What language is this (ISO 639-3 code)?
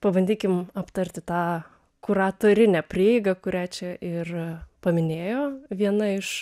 lit